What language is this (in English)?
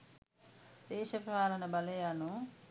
Sinhala